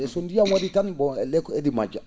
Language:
Fula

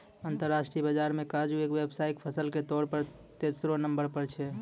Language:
Maithili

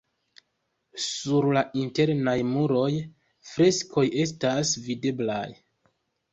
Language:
Esperanto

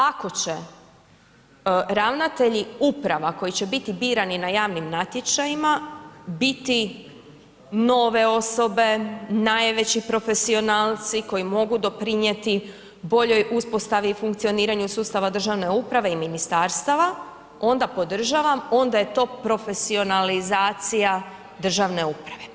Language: Croatian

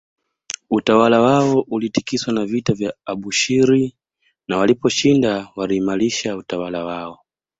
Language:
Swahili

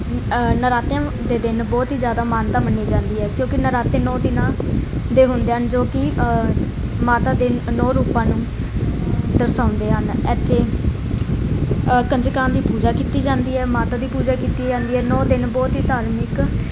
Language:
Punjabi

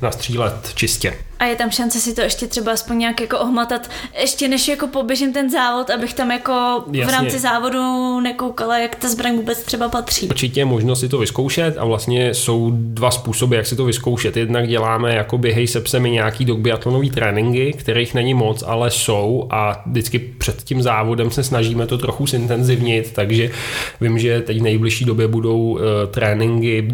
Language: Czech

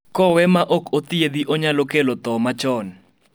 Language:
Luo (Kenya and Tanzania)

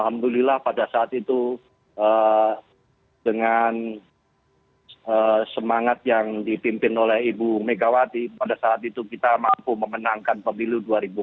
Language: Indonesian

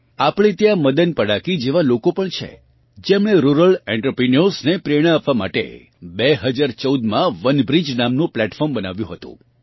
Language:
Gujarati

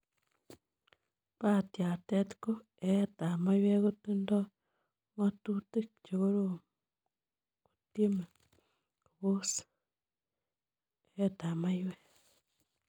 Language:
Kalenjin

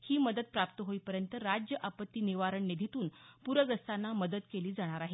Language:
Marathi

